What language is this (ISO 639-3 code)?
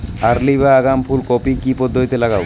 ben